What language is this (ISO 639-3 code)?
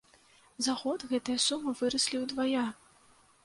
bel